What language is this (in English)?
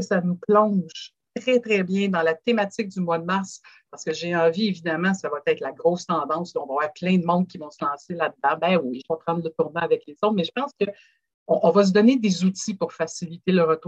French